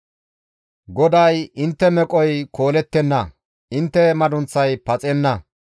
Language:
Gamo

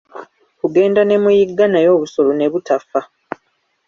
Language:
Ganda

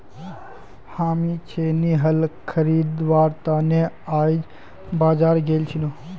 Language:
Magahi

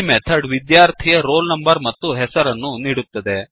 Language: Kannada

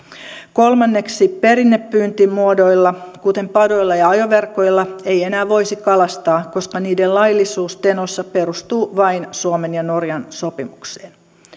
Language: Finnish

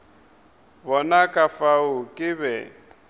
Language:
Northern Sotho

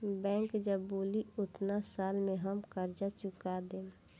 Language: Bhojpuri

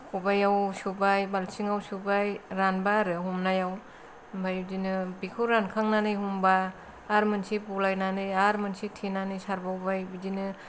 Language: Bodo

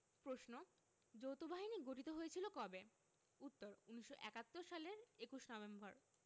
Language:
Bangla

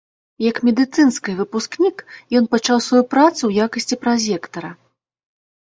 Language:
Belarusian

